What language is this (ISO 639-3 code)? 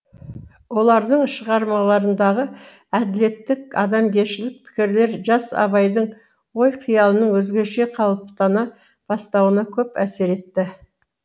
kaz